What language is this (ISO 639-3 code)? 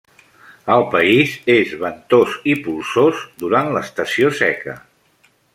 cat